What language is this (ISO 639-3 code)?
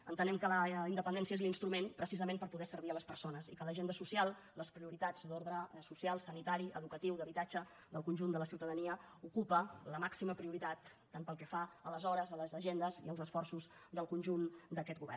cat